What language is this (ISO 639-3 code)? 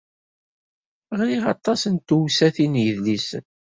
kab